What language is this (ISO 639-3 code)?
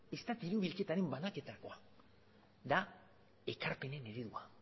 eus